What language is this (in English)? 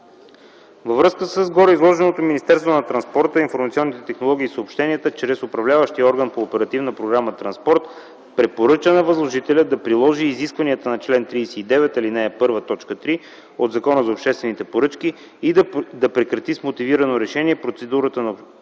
Bulgarian